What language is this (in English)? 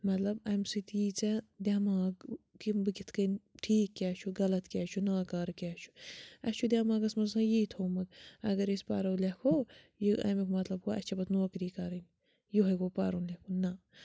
Kashmiri